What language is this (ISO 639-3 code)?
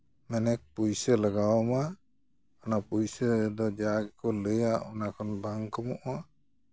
sat